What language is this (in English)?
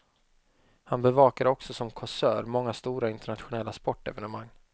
Swedish